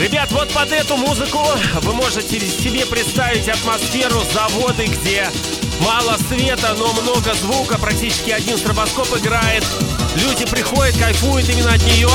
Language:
Russian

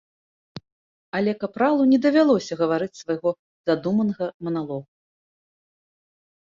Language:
Belarusian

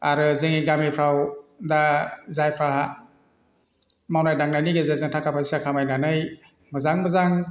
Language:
Bodo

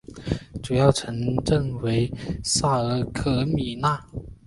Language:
Chinese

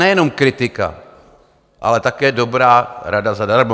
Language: Czech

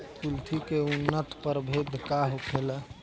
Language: Bhojpuri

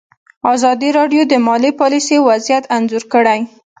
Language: Pashto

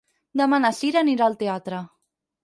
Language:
Catalan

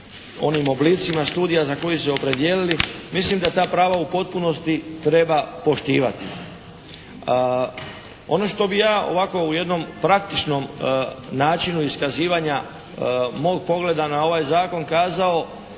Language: Croatian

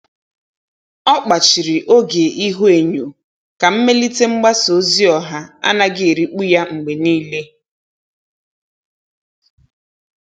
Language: Igbo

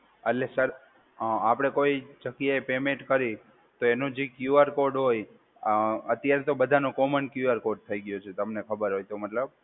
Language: Gujarati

